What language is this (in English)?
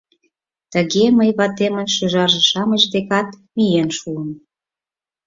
Mari